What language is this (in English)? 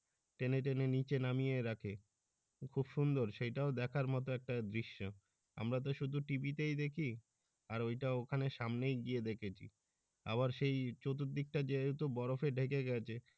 Bangla